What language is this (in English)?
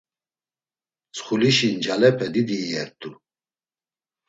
Laz